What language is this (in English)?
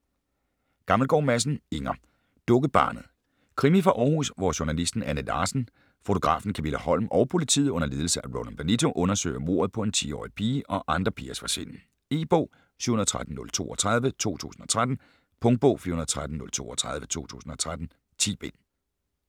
Danish